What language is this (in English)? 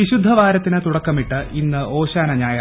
Malayalam